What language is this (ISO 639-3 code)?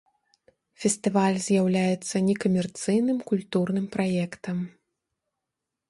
bel